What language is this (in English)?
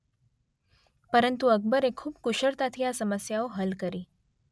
Gujarati